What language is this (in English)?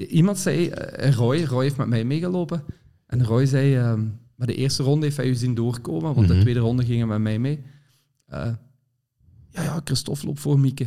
Dutch